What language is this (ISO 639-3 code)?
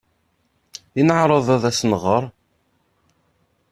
kab